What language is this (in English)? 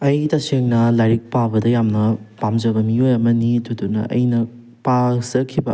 Manipuri